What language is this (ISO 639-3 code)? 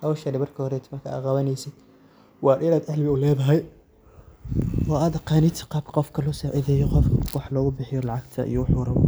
som